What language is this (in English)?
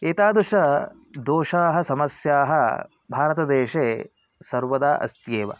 Sanskrit